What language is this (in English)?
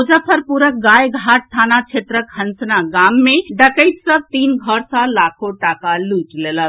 Maithili